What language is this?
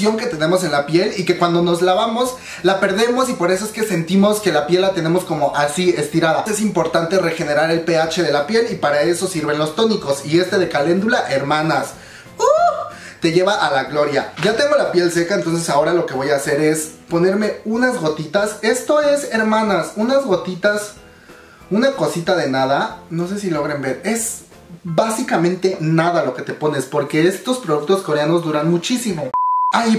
Spanish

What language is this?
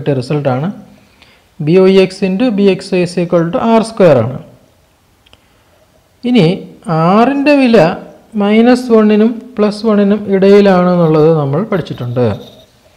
Turkish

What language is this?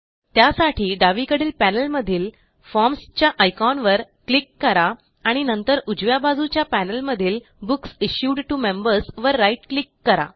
Marathi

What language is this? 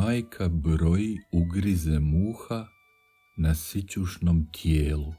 Croatian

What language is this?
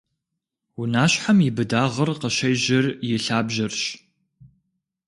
Kabardian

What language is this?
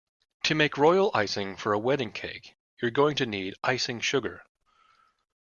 English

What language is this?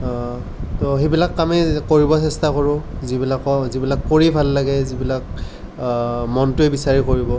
Assamese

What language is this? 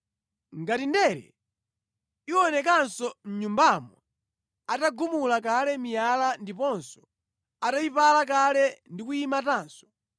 Nyanja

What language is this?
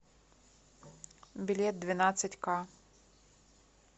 Russian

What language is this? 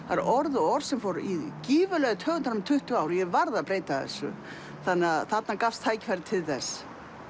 Icelandic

